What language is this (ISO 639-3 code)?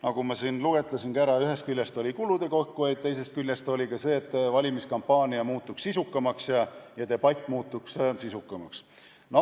est